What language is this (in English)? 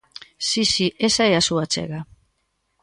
Galician